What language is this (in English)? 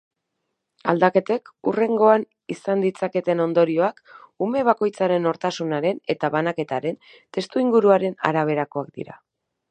Basque